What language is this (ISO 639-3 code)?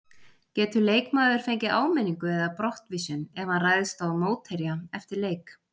isl